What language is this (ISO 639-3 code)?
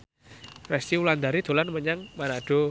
jav